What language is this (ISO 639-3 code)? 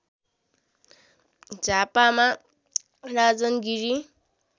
nep